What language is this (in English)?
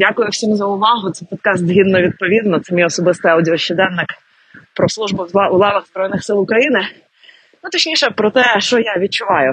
Ukrainian